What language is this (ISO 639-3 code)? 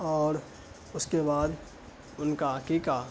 urd